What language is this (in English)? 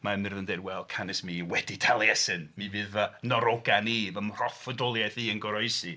Welsh